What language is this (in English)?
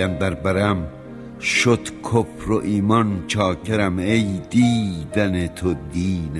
Persian